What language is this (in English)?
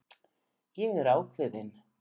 Icelandic